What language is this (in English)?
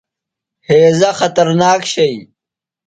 Phalura